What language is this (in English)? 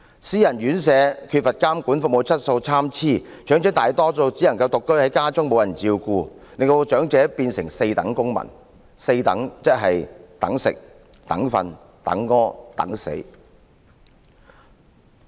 Cantonese